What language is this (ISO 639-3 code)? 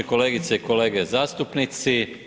hrv